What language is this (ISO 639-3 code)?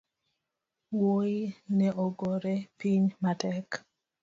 luo